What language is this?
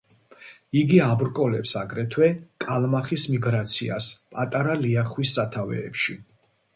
Georgian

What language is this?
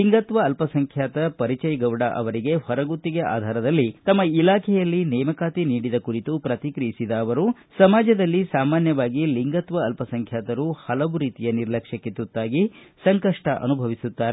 Kannada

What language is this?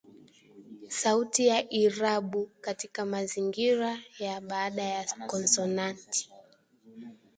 Swahili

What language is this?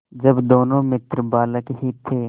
Hindi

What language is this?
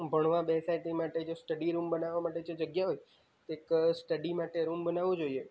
Gujarati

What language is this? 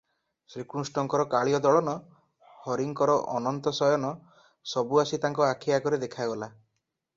Odia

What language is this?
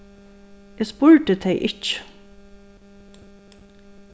Faroese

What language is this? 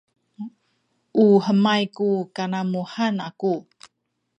Sakizaya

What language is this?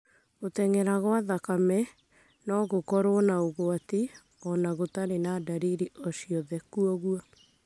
Kikuyu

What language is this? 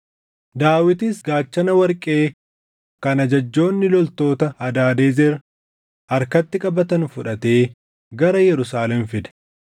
Oromo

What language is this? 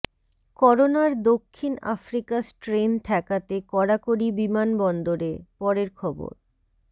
Bangla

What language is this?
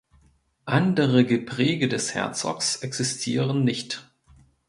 German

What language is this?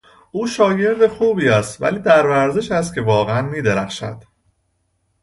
Persian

